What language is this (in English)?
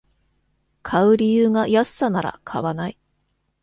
Japanese